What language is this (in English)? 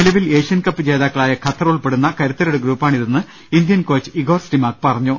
Malayalam